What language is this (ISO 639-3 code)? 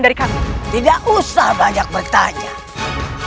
ind